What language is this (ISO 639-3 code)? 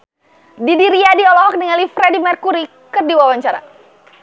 sun